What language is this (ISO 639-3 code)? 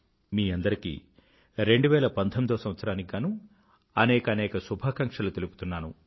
tel